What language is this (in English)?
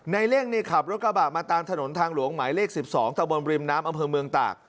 Thai